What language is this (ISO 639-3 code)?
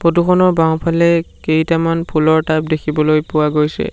asm